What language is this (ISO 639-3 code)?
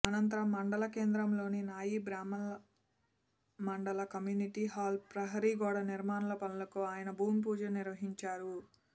tel